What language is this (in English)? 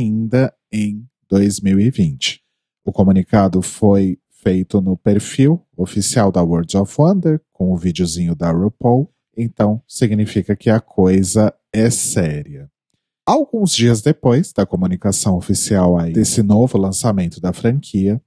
Portuguese